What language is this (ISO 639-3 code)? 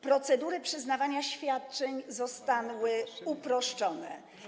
pol